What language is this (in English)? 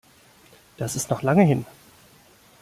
German